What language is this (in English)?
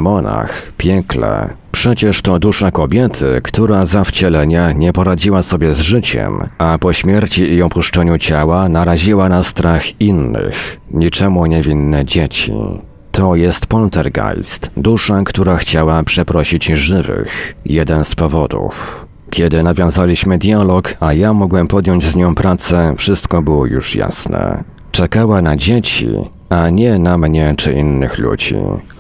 Polish